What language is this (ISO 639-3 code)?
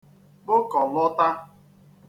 ibo